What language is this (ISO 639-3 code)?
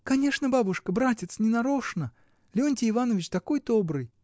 rus